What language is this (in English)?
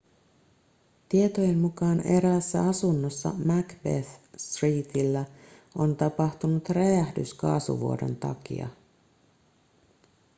Finnish